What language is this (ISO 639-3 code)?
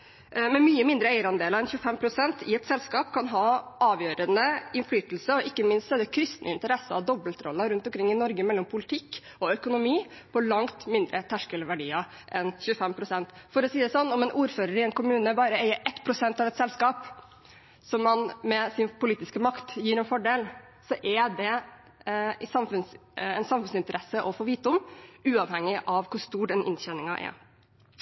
nob